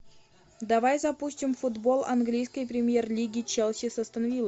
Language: Russian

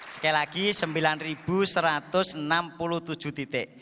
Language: Indonesian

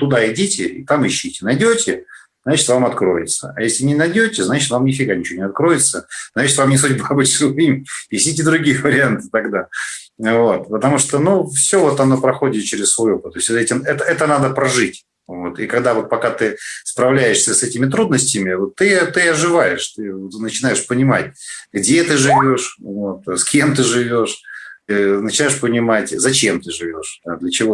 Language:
Russian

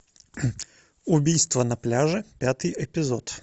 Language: Russian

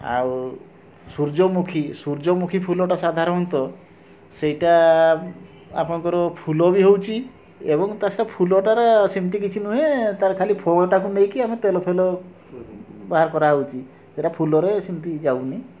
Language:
Odia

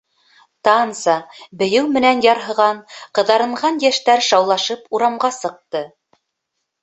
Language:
Bashkir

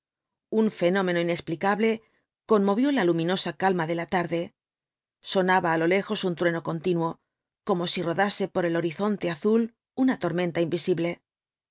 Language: Spanish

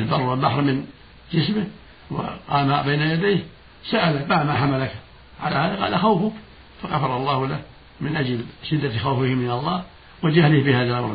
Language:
Arabic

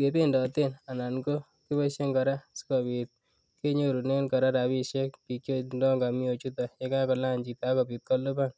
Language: Kalenjin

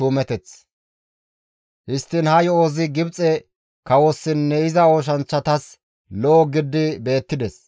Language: Gamo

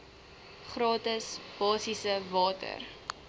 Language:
Afrikaans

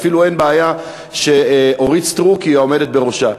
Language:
Hebrew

